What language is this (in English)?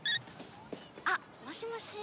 Japanese